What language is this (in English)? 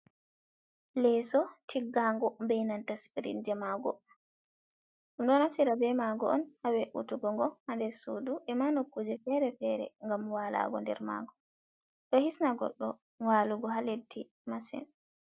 Fula